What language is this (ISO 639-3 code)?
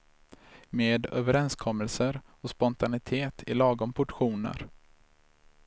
swe